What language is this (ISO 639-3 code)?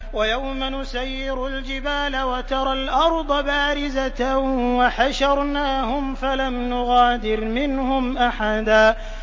ara